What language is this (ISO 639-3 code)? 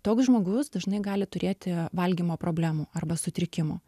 lit